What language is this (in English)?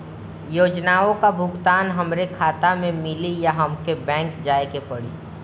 Bhojpuri